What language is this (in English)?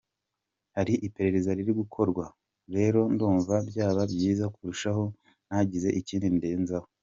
Kinyarwanda